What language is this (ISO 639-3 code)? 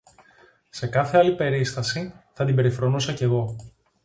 ell